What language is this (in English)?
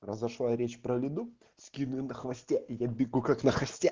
Russian